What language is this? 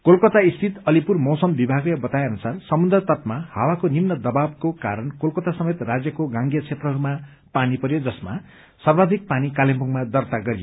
Nepali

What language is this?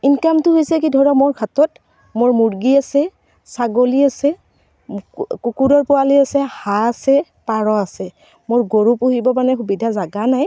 Assamese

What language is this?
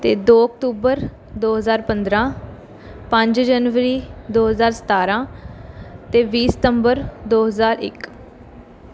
Punjabi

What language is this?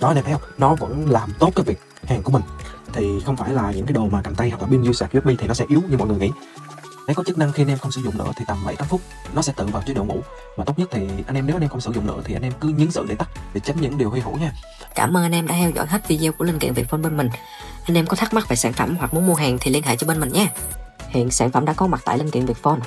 Vietnamese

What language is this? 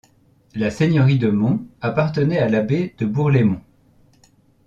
French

